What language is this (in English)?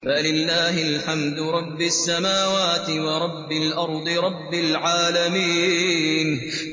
Arabic